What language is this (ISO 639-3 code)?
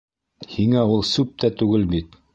bak